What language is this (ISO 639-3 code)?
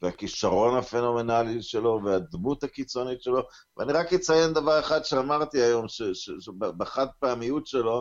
heb